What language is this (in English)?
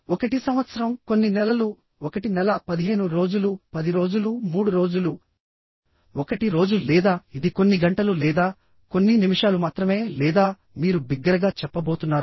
Telugu